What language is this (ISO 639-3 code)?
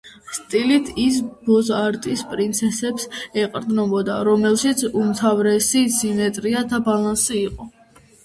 kat